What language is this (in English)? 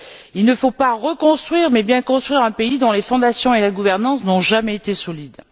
French